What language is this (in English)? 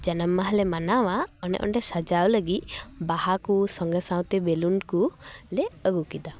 Santali